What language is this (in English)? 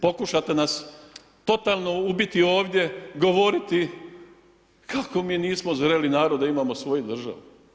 Croatian